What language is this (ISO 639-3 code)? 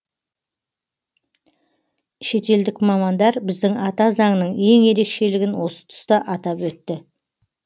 kaz